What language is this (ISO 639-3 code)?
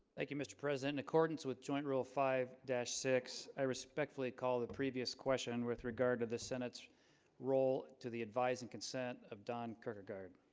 eng